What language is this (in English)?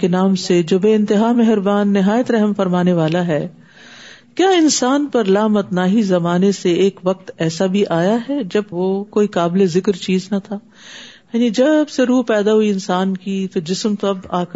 Urdu